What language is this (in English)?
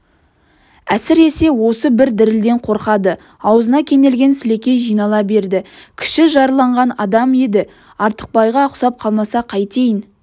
Kazakh